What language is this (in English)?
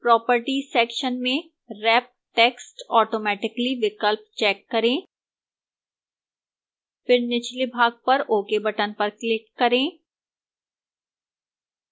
Hindi